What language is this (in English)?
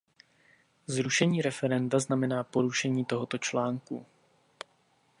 Czech